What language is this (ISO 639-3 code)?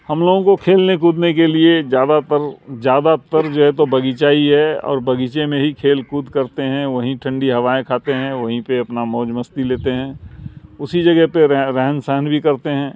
urd